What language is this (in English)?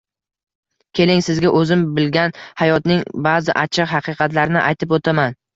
Uzbek